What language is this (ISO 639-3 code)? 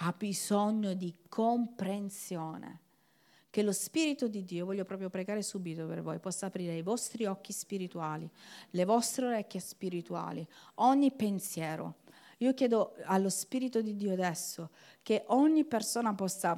ita